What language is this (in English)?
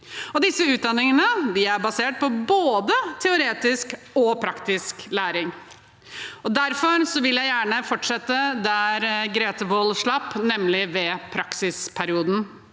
Norwegian